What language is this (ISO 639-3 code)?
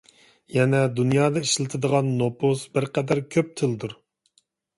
uig